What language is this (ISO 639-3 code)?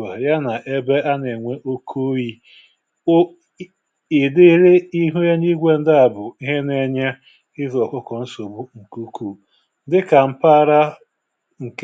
ibo